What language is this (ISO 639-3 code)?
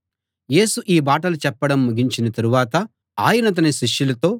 tel